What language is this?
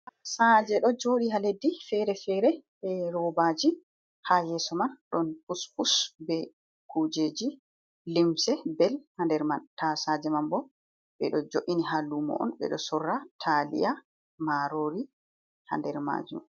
Fula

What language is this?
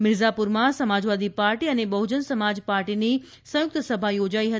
Gujarati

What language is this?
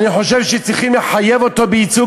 Hebrew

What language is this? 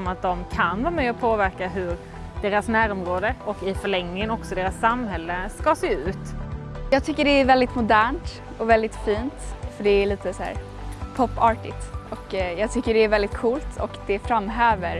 Swedish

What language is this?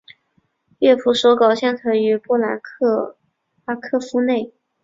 Chinese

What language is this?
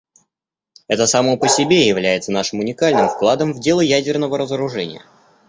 Russian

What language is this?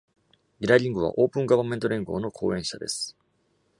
Japanese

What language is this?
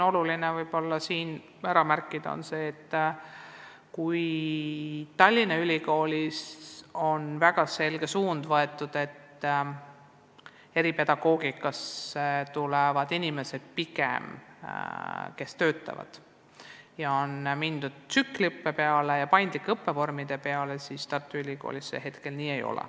Estonian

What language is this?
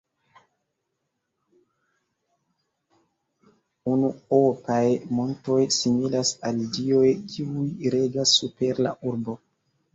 Esperanto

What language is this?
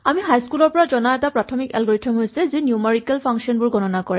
Assamese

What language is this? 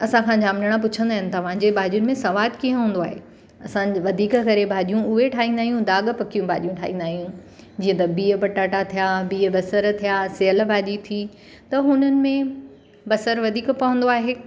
Sindhi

